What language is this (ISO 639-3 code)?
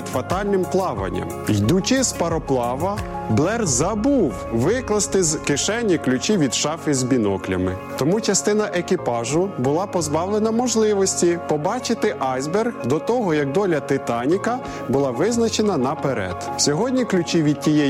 ukr